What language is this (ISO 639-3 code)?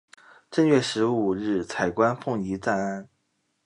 zho